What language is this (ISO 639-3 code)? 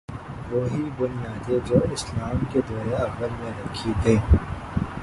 urd